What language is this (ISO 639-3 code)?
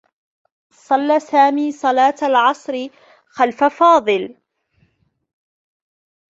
ara